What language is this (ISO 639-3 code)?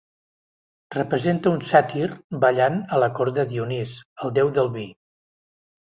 cat